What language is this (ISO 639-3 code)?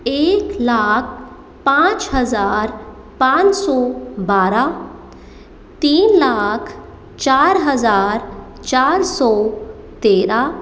hin